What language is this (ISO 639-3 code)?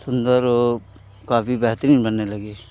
hin